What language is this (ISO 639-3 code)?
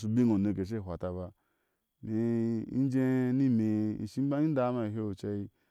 ahs